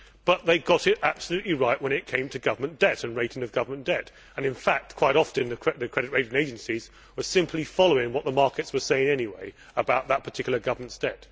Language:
English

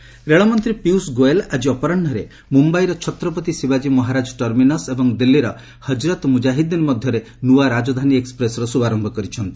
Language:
Odia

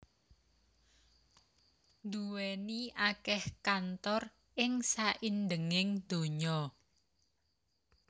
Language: Javanese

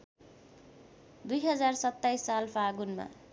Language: Nepali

